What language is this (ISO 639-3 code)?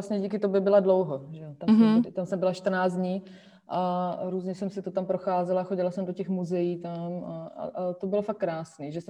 ces